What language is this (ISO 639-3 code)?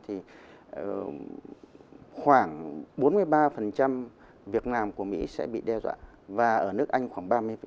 vie